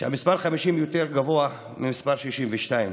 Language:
Hebrew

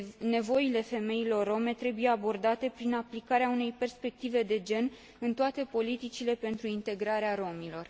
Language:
Romanian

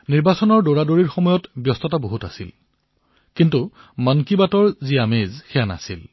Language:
Assamese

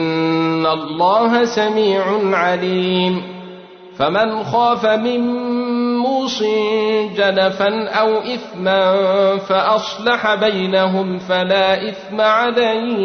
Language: Arabic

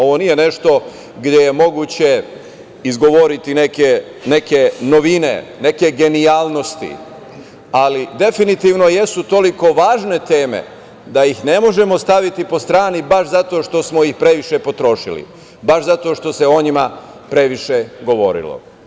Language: Serbian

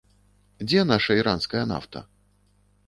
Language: Belarusian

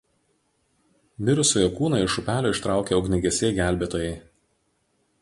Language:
Lithuanian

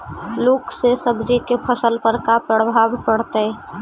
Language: Magahi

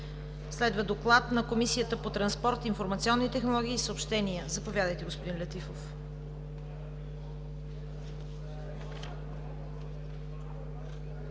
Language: Bulgarian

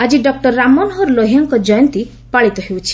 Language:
Odia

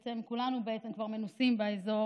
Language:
Hebrew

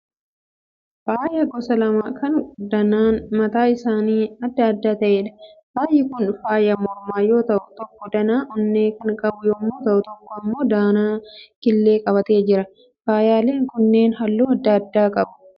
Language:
Oromo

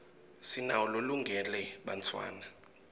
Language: Swati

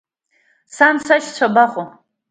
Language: Abkhazian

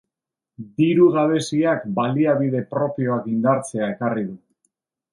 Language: Basque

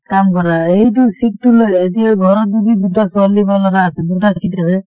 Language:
Assamese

